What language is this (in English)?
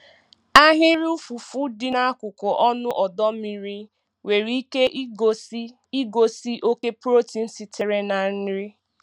Igbo